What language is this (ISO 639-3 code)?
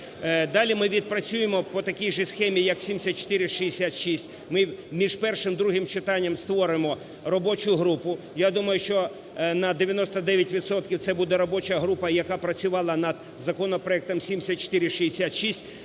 ukr